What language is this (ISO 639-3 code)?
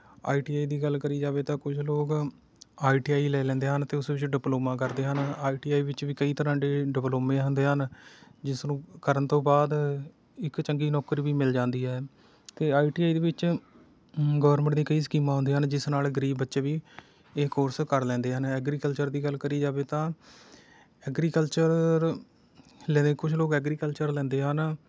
pan